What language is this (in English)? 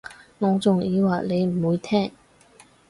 Cantonese